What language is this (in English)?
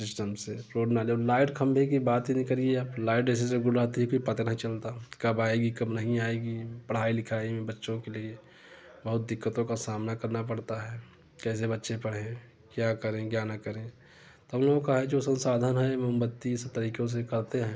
Hindi